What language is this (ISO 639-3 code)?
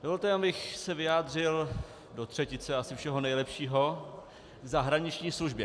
ces